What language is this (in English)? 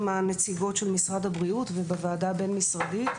Hebrew